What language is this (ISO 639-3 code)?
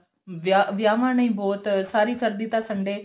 pan